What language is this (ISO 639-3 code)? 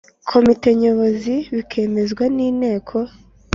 kin